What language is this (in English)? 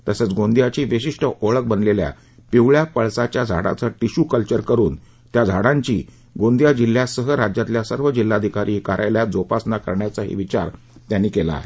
Marathi